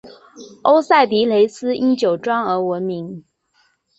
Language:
Chinese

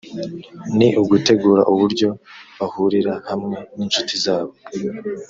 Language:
Kinyarwanda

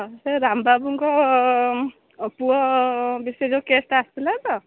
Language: Odia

